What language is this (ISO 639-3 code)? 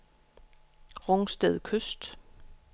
dan